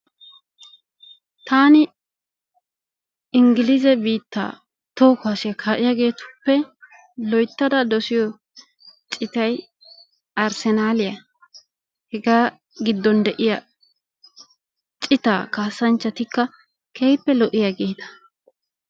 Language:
Wolaytta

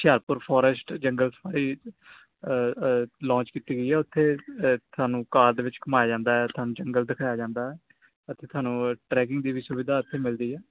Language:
Punjabi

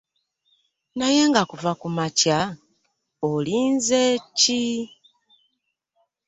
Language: Ganda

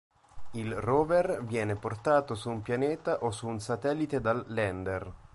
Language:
Italian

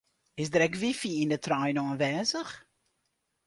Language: Western Frisian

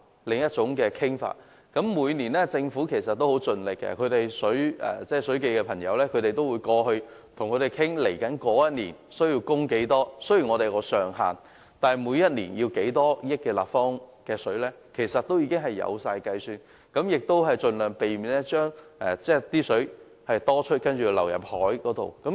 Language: Cantonese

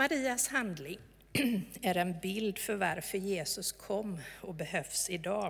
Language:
Swedish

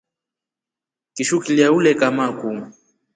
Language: Rombo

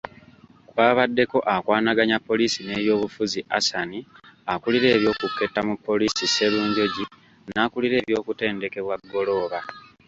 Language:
Ganda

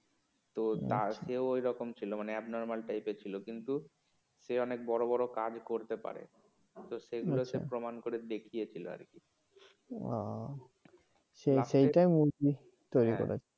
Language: Bangla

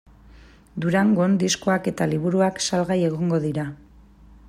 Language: Basque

